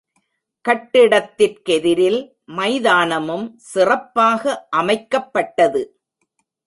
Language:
Tamil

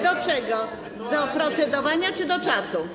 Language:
Polish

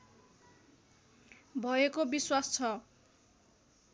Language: Nepali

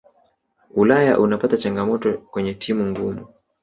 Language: Swahili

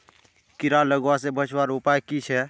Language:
Magahi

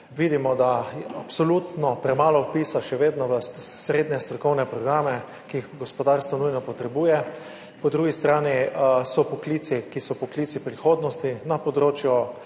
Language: Slovenian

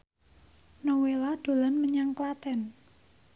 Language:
Javanese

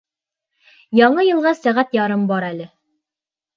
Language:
Bashkir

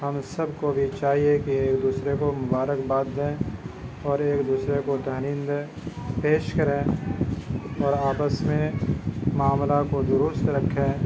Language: Urdu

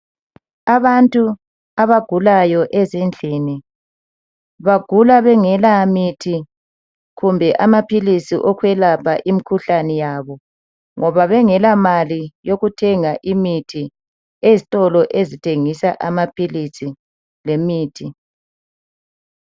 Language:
North Ndebele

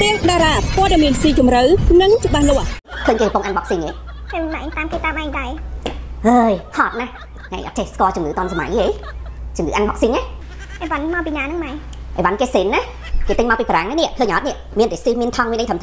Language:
Thai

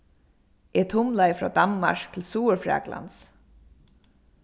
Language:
Faroese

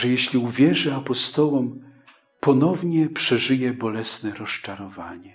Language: Polish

